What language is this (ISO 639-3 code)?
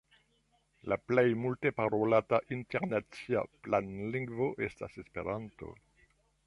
epo